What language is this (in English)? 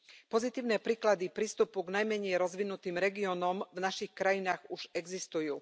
Slovak